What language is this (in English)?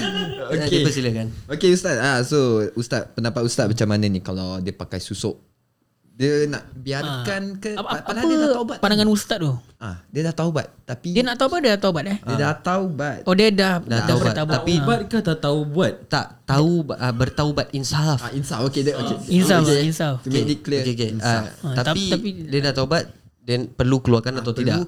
Malay